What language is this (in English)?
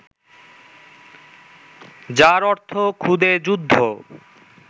Bangla